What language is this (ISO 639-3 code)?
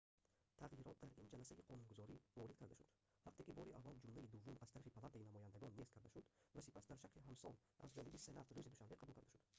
tgk